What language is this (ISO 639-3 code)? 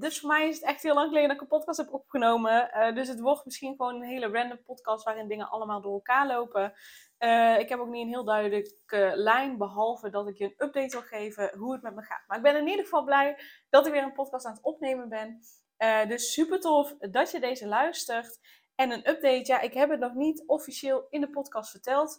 nld